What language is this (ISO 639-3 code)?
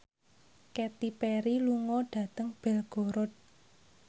jav